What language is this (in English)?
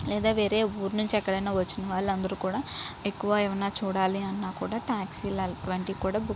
Telugu